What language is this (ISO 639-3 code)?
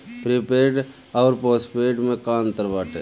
bho